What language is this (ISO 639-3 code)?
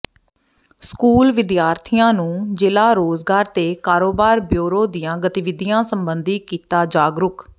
pan